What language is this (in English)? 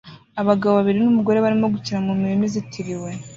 Kinyarwanda